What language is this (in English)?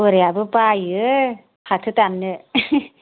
Bodo